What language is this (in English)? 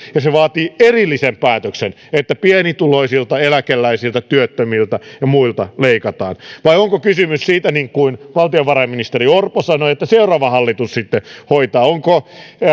Finnish